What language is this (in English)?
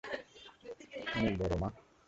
Bangla